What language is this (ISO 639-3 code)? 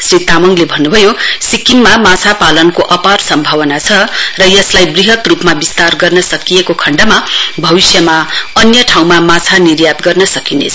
nep